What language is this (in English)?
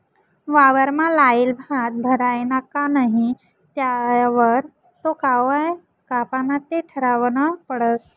Marathi